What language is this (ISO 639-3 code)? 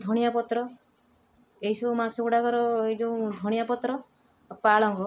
ori